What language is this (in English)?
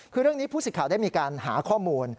Thai